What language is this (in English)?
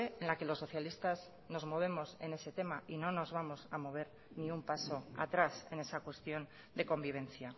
Spanish